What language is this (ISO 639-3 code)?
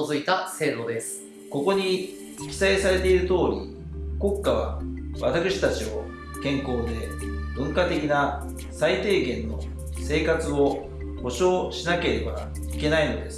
jpn